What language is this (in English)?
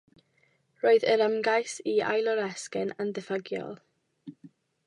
Welsh